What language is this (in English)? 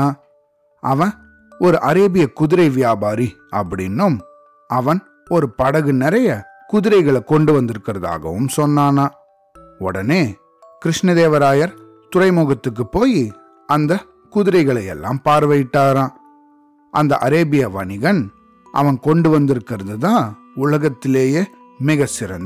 Tamil